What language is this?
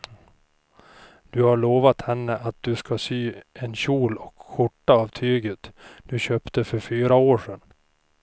Swedish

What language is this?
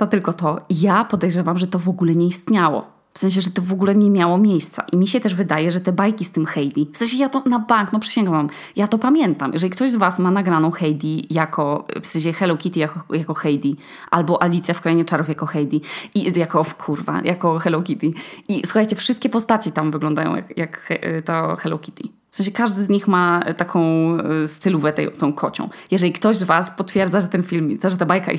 Polish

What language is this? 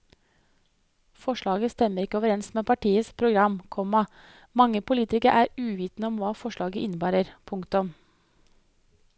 Norwegian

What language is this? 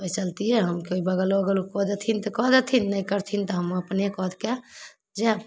Maithili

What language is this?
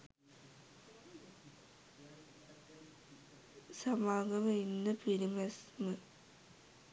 Sinhala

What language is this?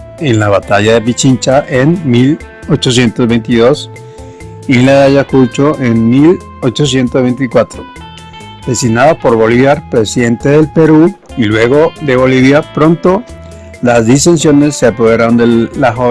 Spanish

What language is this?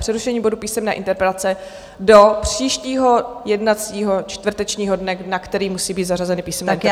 Czech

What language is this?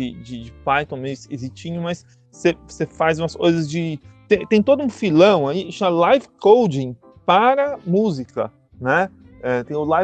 Portuguese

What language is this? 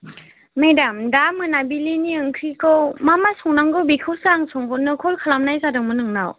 Bodo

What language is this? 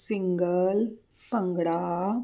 Punjabi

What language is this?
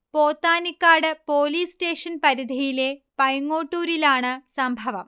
Malayalam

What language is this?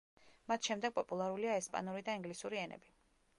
Georgian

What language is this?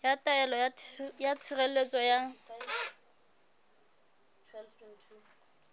Southern Sotho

